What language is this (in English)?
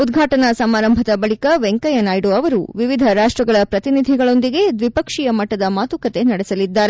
Kannada